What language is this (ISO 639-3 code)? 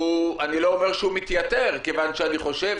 heb